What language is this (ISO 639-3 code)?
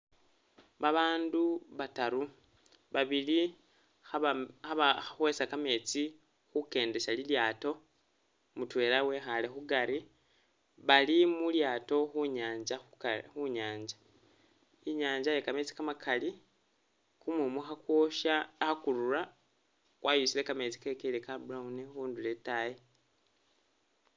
myx